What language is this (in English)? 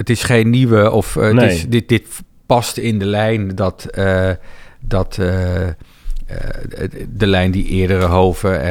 Dutch